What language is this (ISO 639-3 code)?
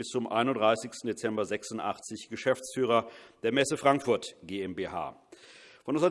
deu